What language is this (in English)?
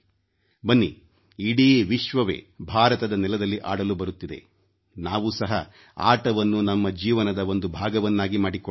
Kannada